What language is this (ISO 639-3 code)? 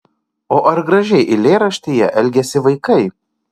lit